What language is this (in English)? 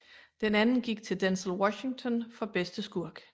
Danish